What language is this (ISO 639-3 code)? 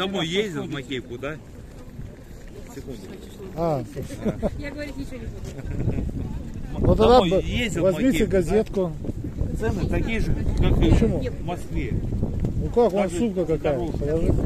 rus